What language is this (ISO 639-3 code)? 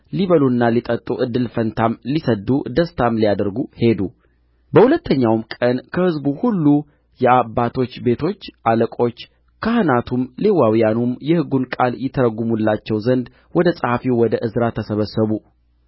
amh